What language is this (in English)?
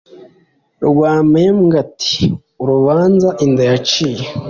Kinyarwanda